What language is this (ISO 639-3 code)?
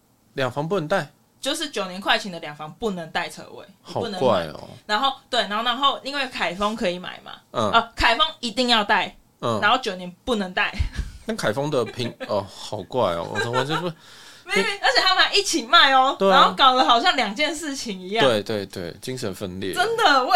zho